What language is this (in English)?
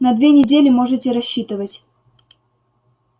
Russian